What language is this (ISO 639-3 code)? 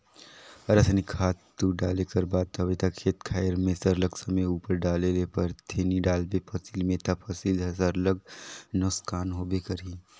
hne